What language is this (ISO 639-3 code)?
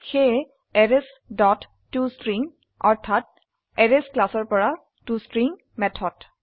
asm